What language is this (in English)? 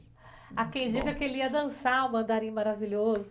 Portuguese